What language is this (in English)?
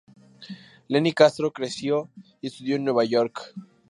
Spanish